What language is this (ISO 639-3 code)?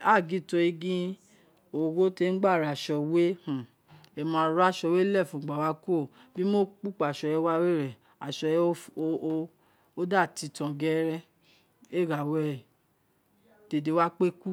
its